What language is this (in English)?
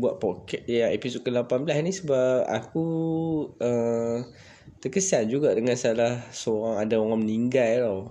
Malay